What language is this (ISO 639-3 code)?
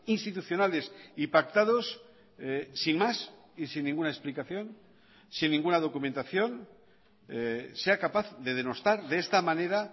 spa